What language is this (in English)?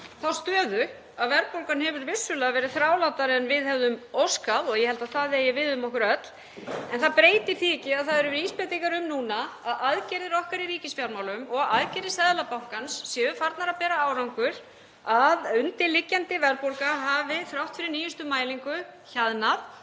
Icelandic